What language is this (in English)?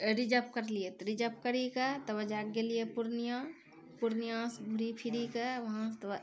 Maithili